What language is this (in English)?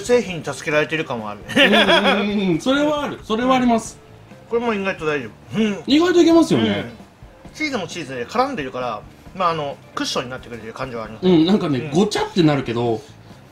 Japanese